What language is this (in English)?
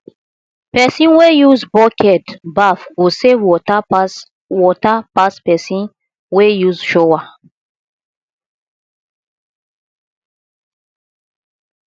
Nigerian Pidgin